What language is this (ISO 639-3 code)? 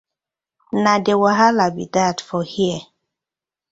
pcm